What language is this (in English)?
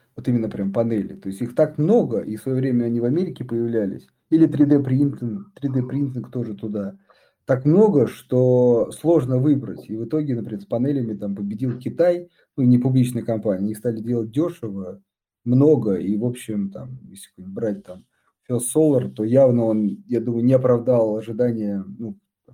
Russian